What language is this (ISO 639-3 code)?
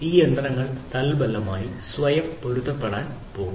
mal